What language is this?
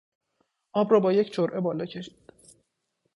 Persian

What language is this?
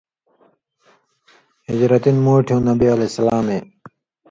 Indus Kohistani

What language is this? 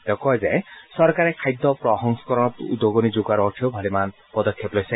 Assamese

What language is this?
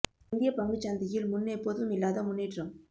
Tamil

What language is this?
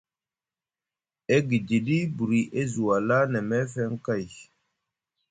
Musgu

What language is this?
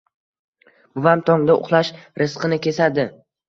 Uzbek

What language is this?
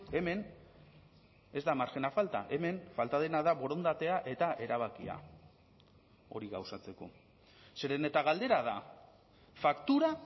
Basque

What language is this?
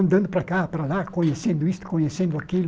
Portuguese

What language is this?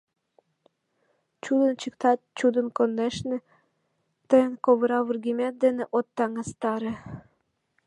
Mari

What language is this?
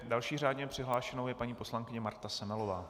Czech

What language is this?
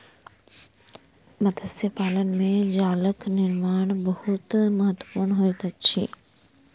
Maithili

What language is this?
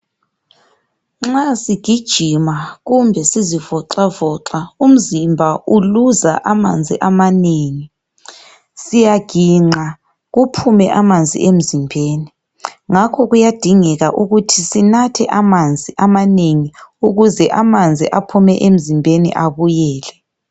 North Ndebele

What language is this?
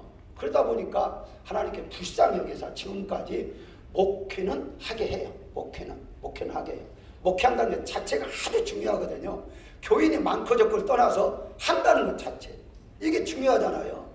Korean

